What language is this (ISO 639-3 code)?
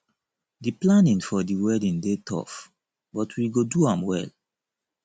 pcm